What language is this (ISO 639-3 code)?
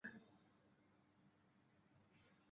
zho